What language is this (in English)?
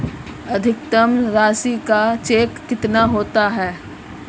Hindi